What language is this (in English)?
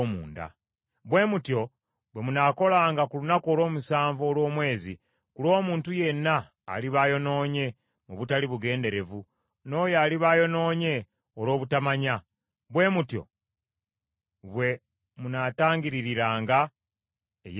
Ganda